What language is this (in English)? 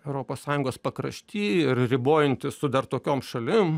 Lithuanian